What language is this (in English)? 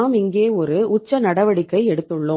Tamil